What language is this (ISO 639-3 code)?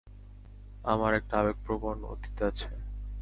ben